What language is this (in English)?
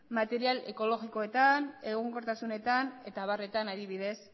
Basque